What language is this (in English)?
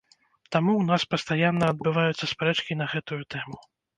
Belarusian